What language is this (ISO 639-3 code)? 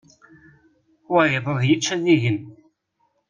kab